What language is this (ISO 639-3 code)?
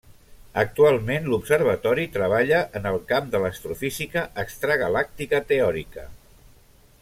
cat